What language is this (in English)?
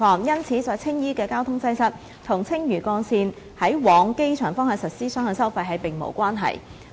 Cantonese